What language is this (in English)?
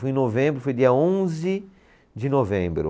Portuguese